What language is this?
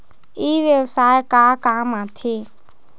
Chhattisgarhi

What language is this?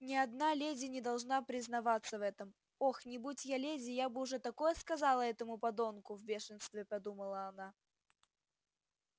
Russian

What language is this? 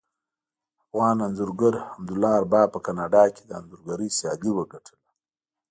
Pashto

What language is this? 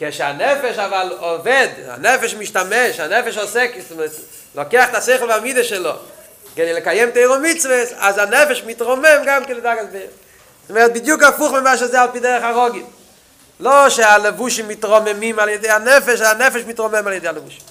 Hebrew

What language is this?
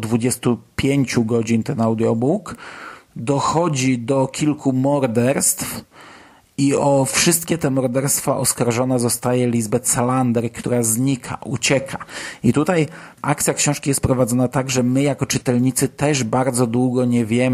Polish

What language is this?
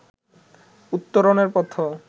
Bangla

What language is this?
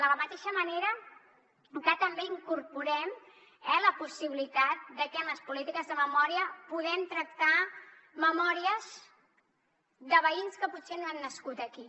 Catalan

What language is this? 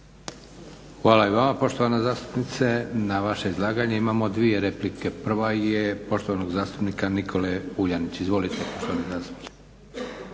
Croatian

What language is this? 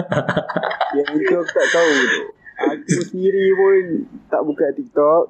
Malay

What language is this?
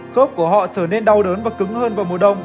Vietnamese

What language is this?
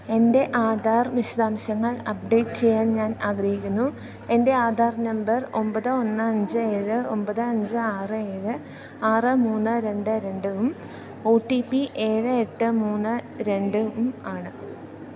Malayalam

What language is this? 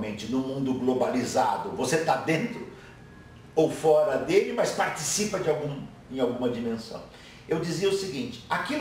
Portuguese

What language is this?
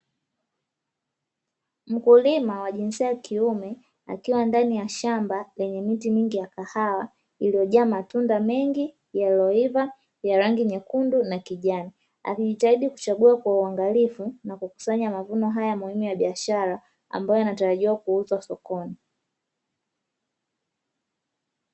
Swahili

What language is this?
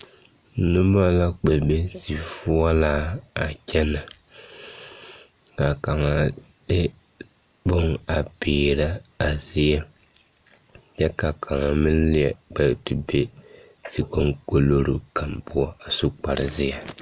Southern Dagaare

